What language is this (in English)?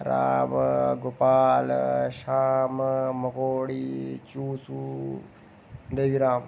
Dogri